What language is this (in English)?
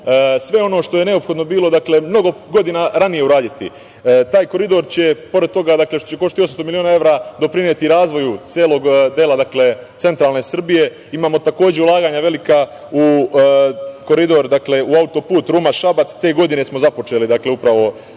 Serbian